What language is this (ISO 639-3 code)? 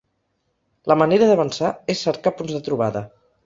cat